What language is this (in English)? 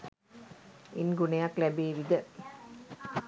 Sinhala